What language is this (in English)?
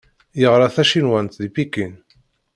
Kabyle